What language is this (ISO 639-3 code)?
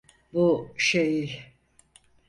tur